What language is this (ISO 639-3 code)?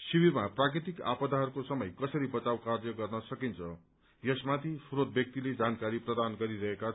nep